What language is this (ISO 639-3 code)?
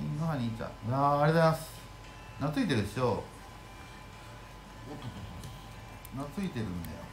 jpn